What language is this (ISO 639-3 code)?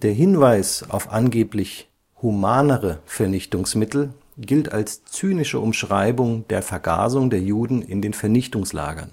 deu